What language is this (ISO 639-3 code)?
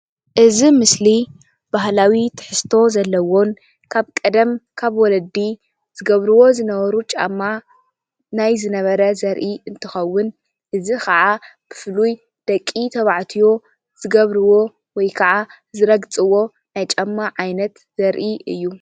tir